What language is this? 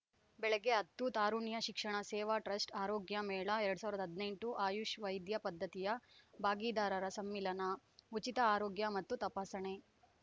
Kannada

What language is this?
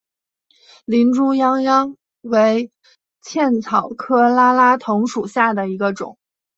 Chinese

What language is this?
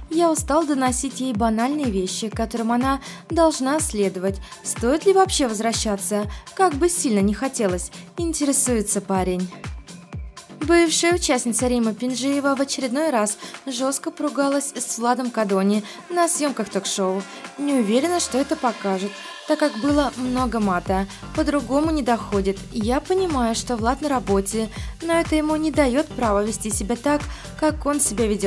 Russian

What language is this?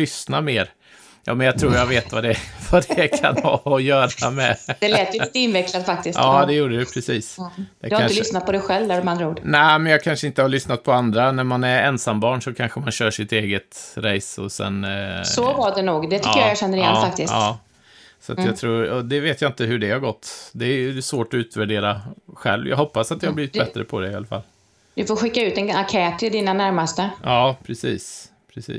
Swedish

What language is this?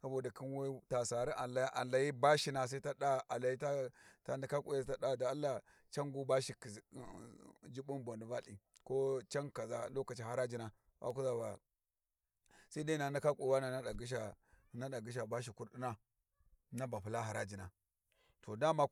Warji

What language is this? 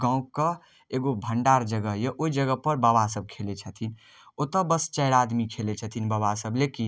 Maithili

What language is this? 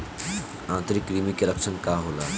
Bhojpuri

